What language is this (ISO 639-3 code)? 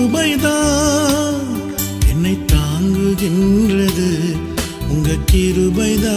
ron